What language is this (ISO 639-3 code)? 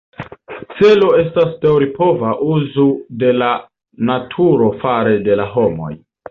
epo